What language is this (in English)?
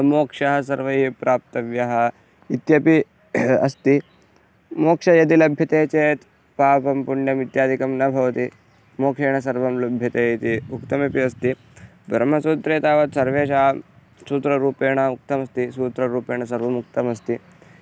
Sanskrit